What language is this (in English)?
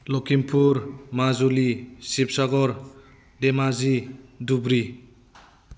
Bodo